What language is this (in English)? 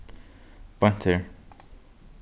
Faroese